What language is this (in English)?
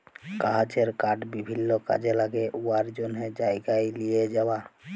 Bangla